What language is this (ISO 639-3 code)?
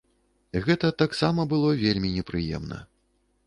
bel